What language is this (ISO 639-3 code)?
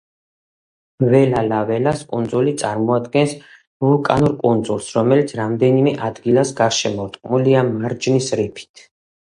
kat